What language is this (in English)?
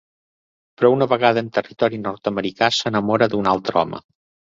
Catalan